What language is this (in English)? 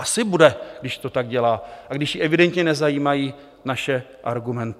Czech